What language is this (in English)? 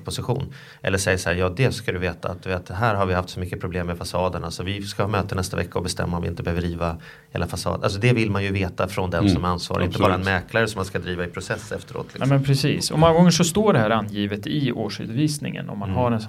Swedish